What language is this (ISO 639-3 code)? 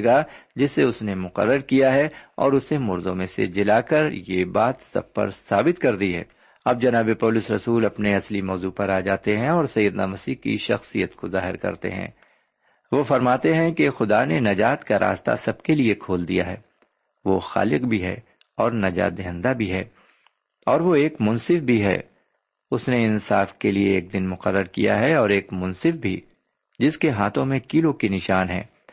urd